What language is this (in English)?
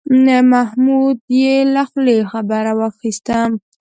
Pashto